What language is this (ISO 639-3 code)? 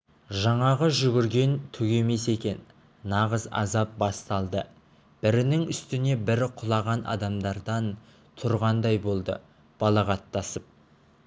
kaz